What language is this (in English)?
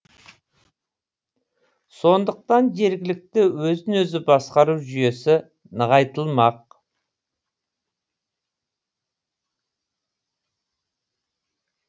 Kazakh